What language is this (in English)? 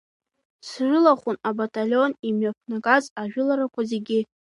Abkhazian